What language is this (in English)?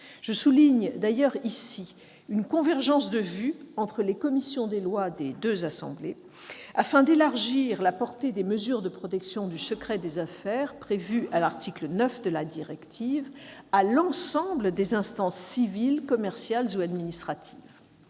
French